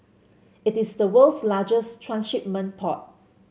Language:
English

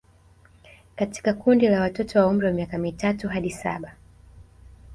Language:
Swahili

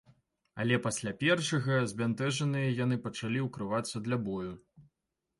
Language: Belarusian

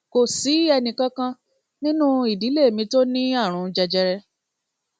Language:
Yoruba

